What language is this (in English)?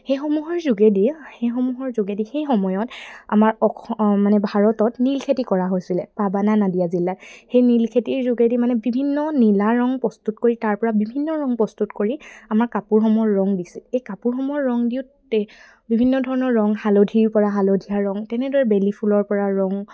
Assamese